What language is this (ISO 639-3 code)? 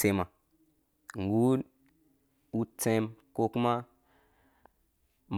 ldb